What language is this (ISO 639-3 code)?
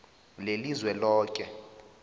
nbl